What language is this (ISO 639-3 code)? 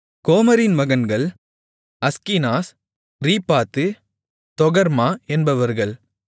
tam